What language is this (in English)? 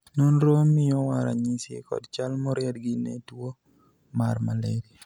Luo (Kenya and Tanzania)